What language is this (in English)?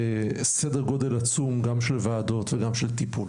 Hebrew